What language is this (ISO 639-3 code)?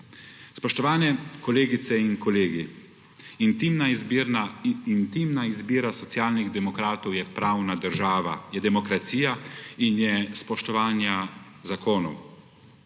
slv